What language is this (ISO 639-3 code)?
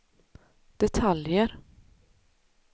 swe